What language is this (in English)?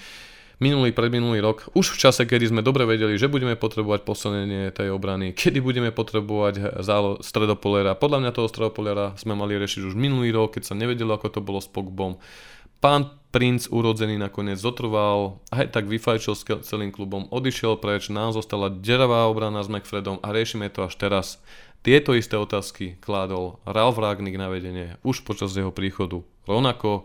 Slovak